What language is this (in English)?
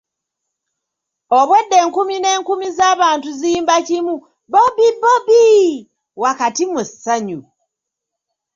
Ganda